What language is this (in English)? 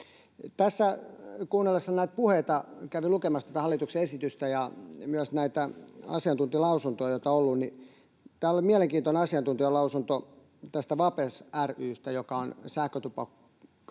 Finnish